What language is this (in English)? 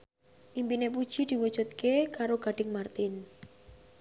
Javanese